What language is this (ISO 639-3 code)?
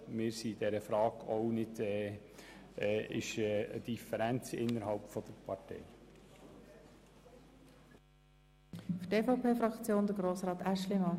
gsw